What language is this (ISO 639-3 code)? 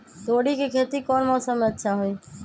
mag